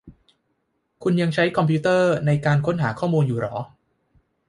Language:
Thai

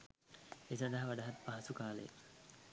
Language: Sinhala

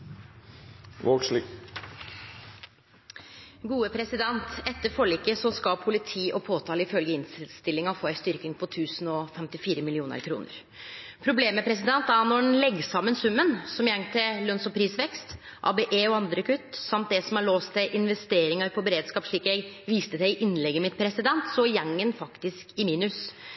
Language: Norwegian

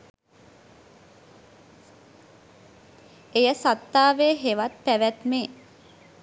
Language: Sinhala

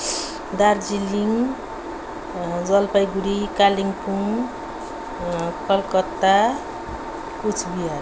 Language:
Nepali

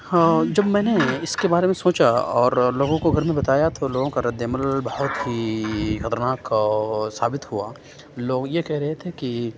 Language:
Urdu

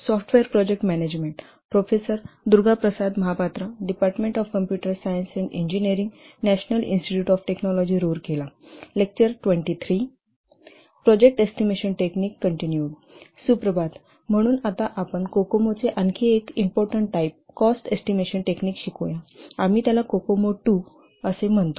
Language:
Marathi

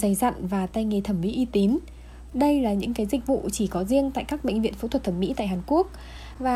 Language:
Vietnamese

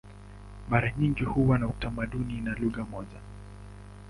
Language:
Swahili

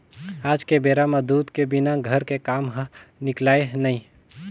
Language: Chhattisgarhi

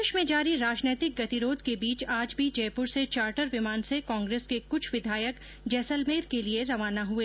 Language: Hindi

